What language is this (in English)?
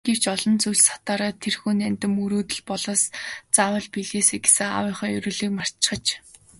Mongolian